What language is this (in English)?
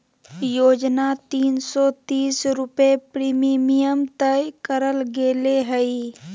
Magahi